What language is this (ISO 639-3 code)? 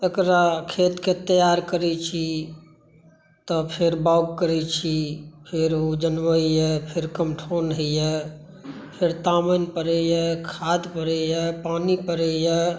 mai